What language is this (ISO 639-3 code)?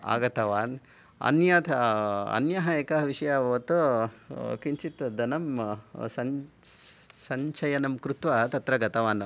san